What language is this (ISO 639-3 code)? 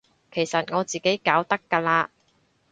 yue